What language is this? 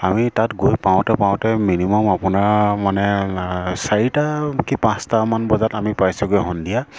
Assamese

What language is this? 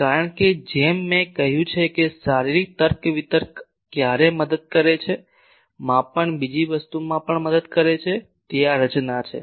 Gujarati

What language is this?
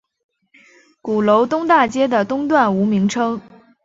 Chinese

